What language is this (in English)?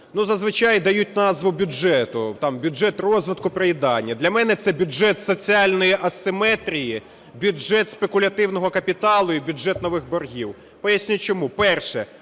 Ukrainian